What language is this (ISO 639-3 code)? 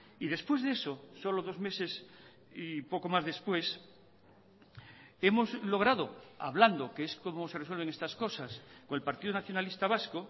spa